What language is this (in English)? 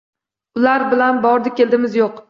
Uzbek